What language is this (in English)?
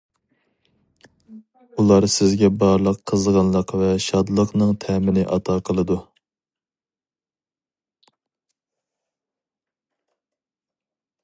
Uyghur